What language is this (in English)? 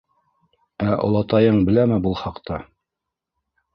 Bashkir